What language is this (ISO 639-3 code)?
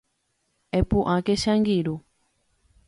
grn